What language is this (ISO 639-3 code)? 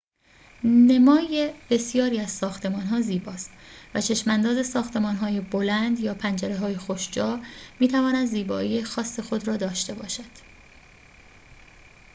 fas